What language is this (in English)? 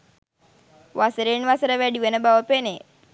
Sinhala